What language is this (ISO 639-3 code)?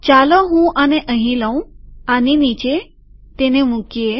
guj